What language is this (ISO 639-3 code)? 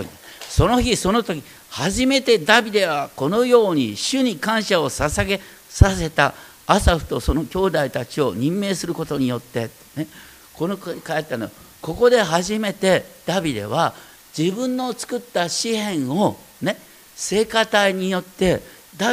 jpn